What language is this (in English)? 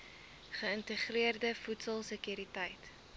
Afrikaans